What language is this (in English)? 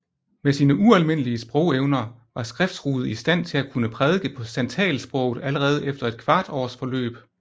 Danish